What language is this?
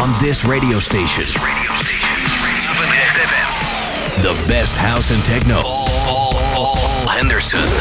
Dutch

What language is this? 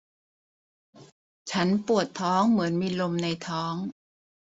Thai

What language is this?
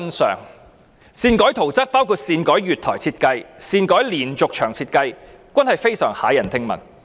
Cantonese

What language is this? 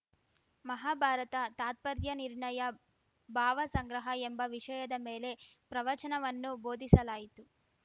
Kannada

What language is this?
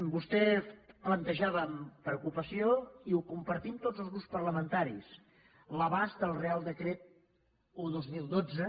Catalan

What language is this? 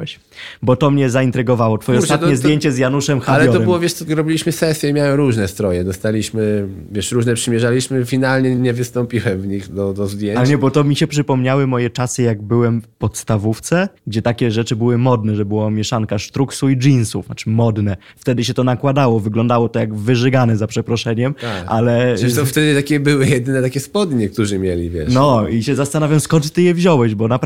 Polish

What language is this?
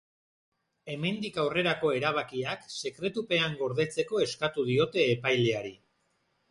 Basque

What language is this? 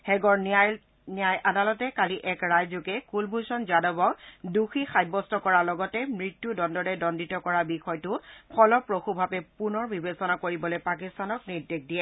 Assamese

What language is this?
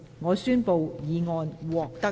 Cantonese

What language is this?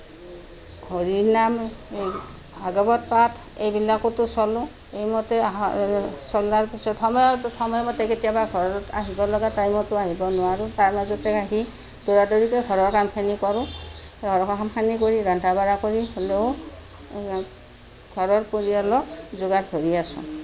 Assamese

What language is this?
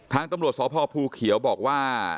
Thai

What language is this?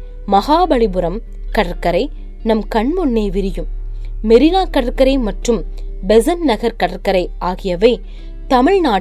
Tamil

